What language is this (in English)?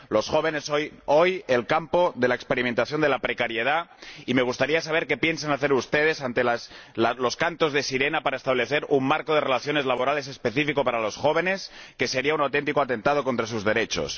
Spanish